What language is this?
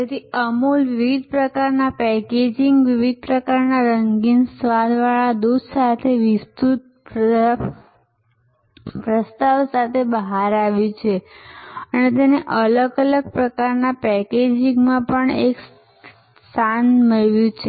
Gujarati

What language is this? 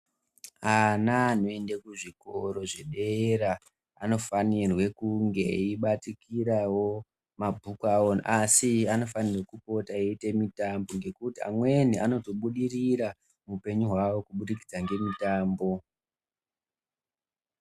Ndau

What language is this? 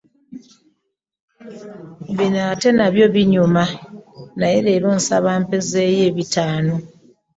Ganda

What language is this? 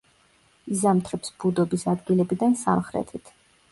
Georgian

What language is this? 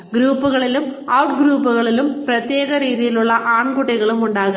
Malayalam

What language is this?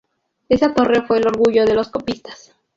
Spanish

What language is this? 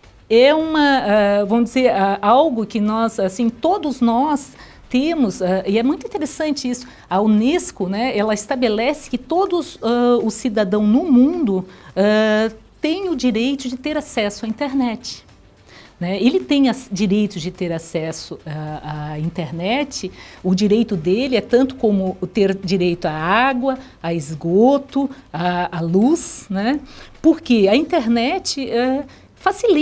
Portuguese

